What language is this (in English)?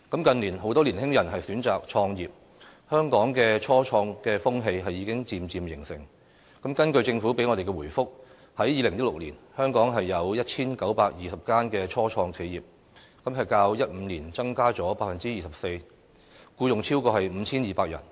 Cantonese